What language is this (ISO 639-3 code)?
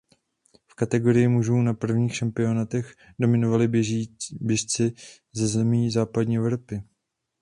ces